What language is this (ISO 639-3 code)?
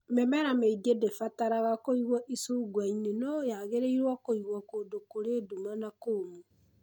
kik